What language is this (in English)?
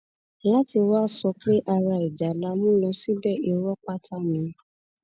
Yoruba